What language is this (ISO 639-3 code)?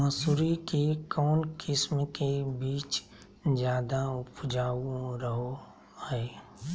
mag